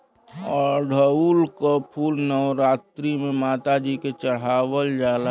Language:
Bhojpuri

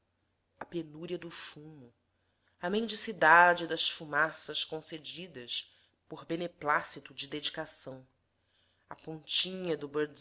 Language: Portuguese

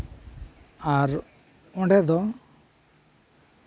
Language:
Santali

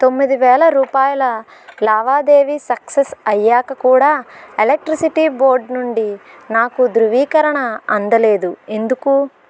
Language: Telugu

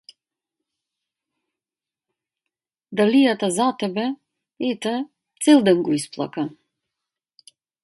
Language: Macedonian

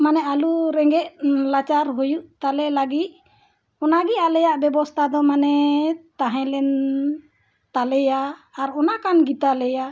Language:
Santali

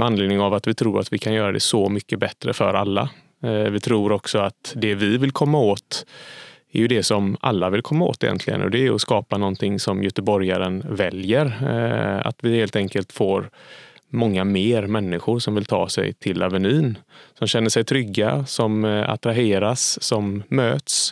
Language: Swedish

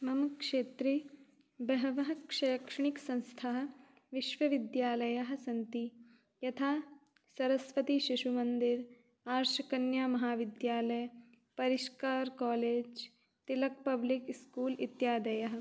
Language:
Sanskrit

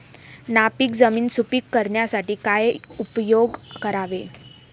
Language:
Marathi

